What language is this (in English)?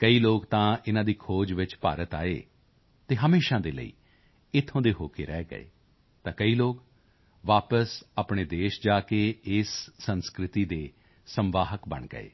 Punjabi